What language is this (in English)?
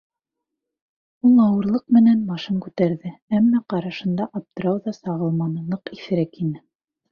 Bashkir